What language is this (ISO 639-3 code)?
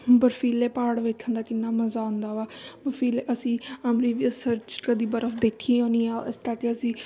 pan